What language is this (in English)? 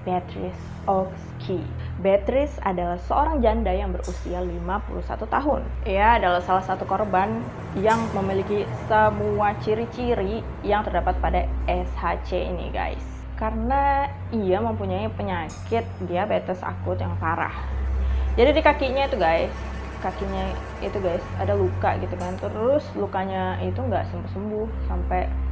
Indonesian